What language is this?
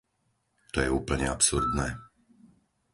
Slovak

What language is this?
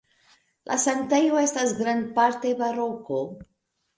Esperanto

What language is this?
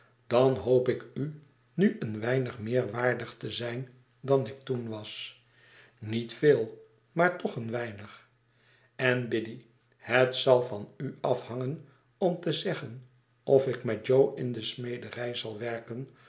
Dutch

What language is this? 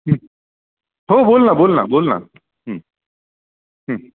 Marathi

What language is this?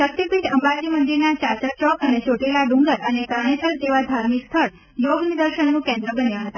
Gujarati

